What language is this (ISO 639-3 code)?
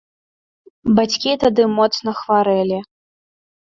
bel